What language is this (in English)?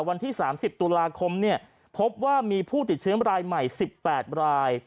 Thai